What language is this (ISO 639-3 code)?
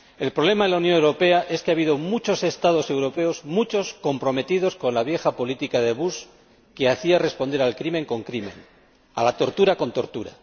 spa